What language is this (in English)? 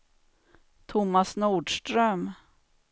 Swedish